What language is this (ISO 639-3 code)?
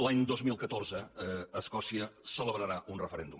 cat